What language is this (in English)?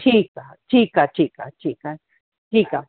Sindhi